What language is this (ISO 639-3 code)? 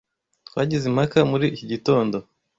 kin